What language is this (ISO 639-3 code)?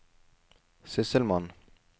nor